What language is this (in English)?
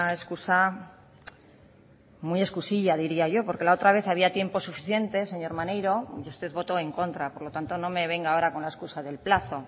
Spanish